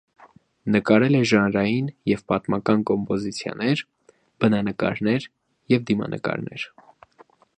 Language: Armenian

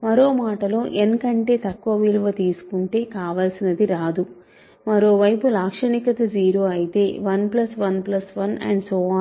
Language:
Telugu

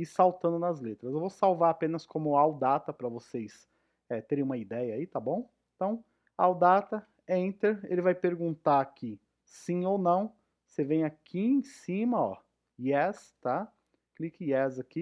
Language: Portuguese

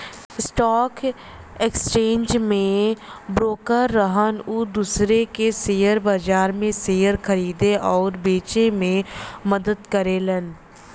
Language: Bhojpuri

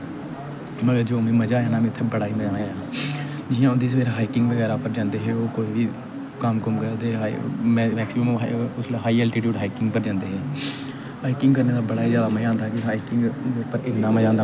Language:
Dogri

